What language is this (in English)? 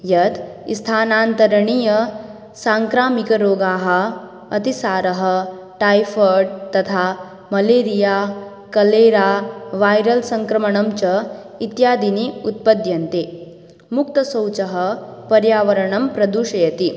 Sanskrit